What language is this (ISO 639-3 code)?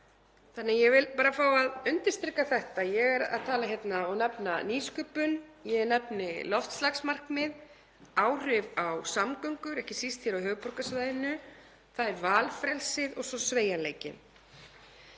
isl